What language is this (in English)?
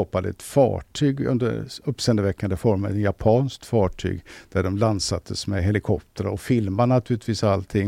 Swedish